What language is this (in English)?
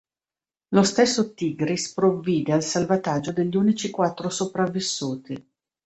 Italian